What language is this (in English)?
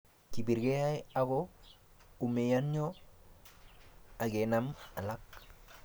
Kalenjin